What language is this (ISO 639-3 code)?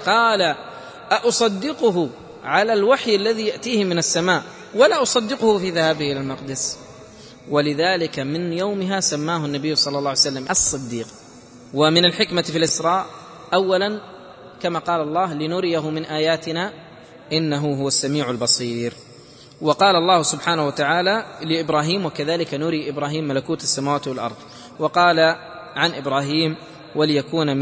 ara